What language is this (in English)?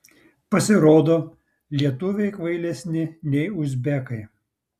Lithuanian